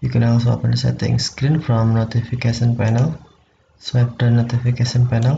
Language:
Romanian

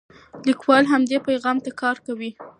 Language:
Pashto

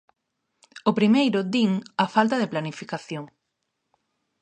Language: Galician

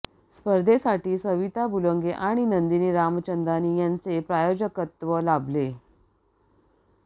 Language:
Marathi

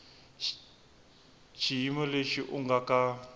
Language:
Tsonga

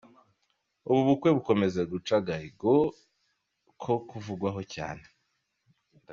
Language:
Kinyarwanda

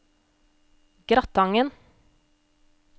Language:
Norwegian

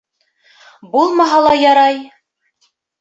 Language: Bashkir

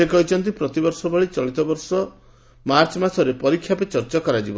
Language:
Odia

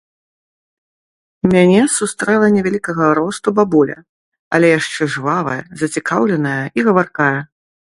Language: Belarusian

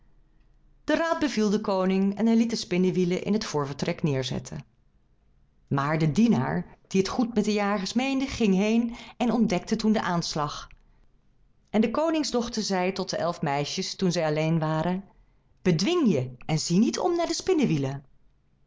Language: Dutch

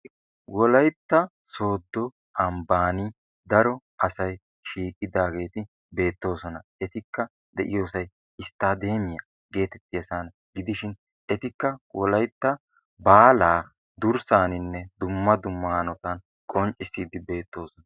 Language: Wolaytta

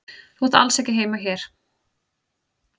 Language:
Icelandic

